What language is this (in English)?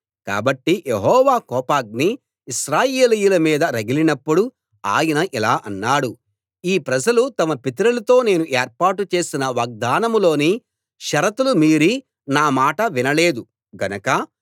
Telugu